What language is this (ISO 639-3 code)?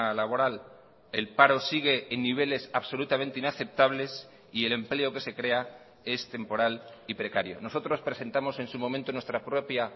spa